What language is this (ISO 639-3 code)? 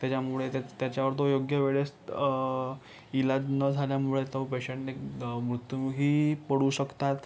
mar